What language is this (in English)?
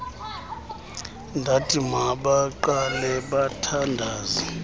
Xhosa